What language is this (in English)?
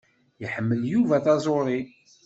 Kabyle